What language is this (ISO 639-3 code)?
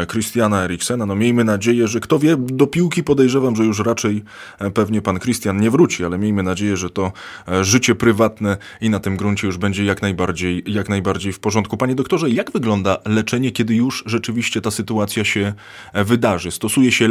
pol